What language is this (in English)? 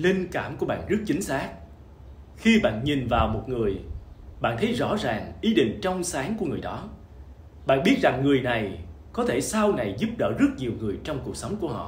Vietnamese